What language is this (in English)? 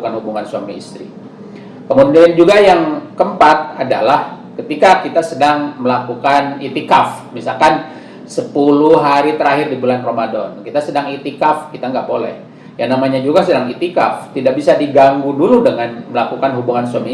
Indonesian